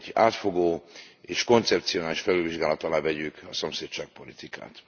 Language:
Hungarian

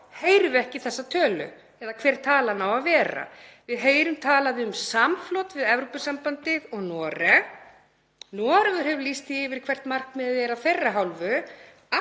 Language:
Icelandic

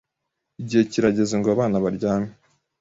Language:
Kinyarwanda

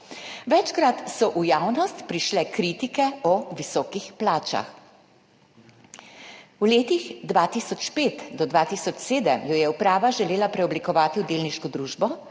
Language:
Slovenian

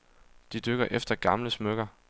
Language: Danish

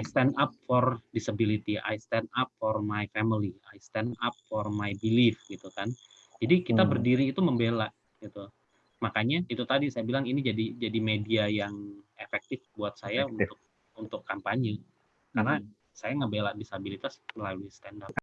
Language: Indonesian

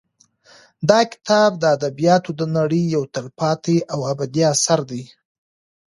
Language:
Pashto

